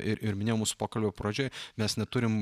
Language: Lithuanian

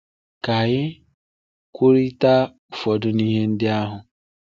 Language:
Igbo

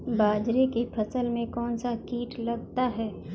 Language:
Hindi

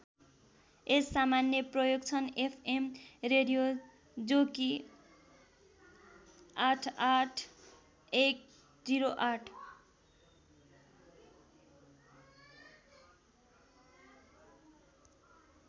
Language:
Nepali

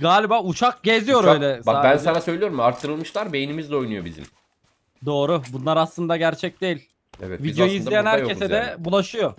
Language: Turkish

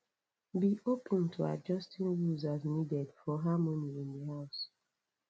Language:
Nigerian Pidgin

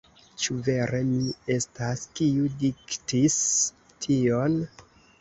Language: Esperanto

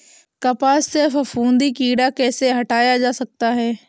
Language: Hindi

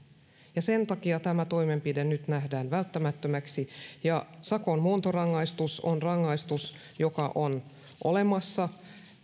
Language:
Finnish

